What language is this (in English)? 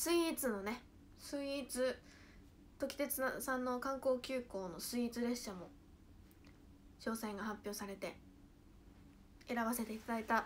Japanese